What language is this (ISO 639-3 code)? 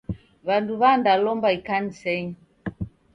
dav